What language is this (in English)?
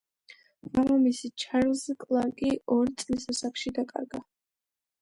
Georgian